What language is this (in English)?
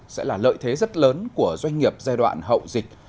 Vietnamese